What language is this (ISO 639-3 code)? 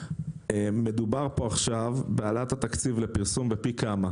heb